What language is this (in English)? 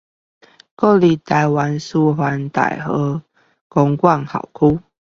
Chinese